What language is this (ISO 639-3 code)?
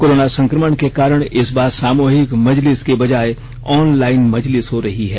hin